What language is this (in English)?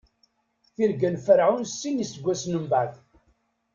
Kabyle